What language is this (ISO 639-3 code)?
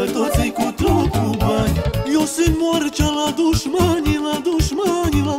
ron